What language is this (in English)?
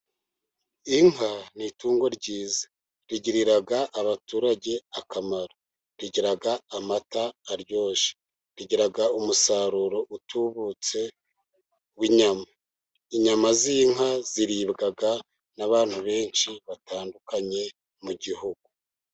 Kinyarwanda